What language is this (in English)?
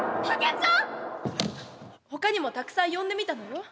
Japanese